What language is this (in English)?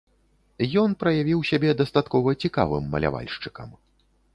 Belarusian